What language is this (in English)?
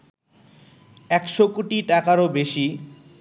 Bangla